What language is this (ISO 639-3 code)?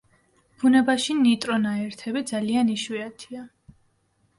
kat